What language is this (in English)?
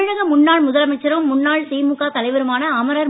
Tamil